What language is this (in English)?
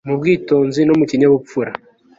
Kinyarwanda